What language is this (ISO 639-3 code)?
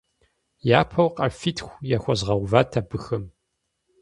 kbd